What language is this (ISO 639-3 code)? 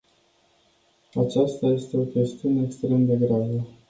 ron